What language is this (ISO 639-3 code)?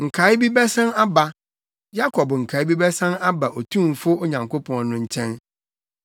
aka